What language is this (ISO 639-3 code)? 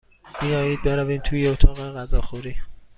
fas